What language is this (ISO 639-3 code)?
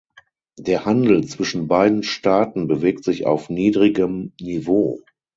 deu